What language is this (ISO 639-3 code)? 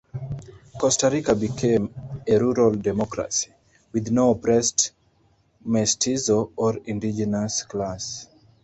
eng